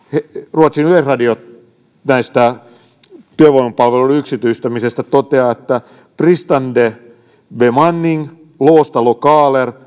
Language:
Finnish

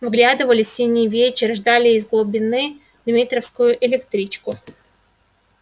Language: Russian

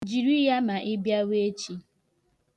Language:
Igbo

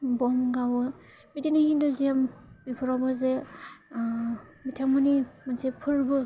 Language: Bodo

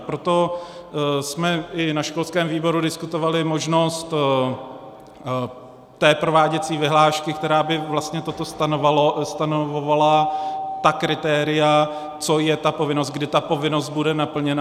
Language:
Czech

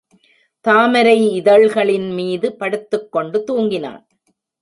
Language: Tamil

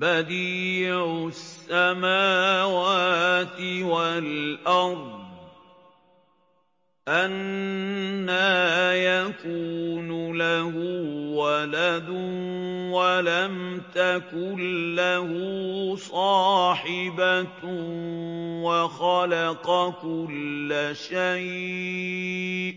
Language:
Arabic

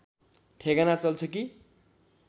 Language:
Nepali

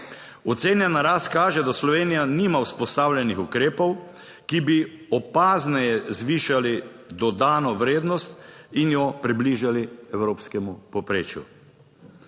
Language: Slovenian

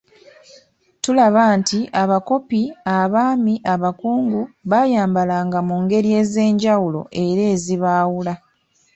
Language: Ganda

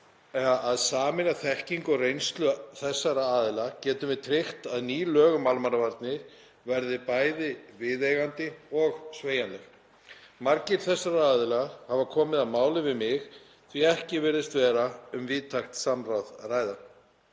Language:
Icelandic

